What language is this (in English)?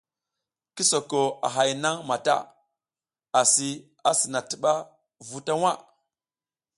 South Giziga